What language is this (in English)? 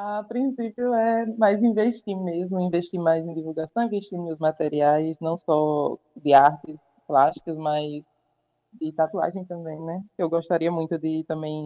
Portuguese